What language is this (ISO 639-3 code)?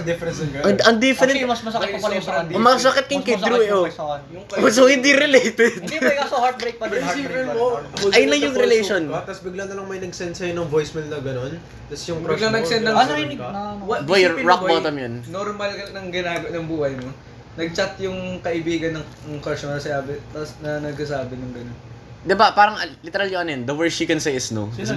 fil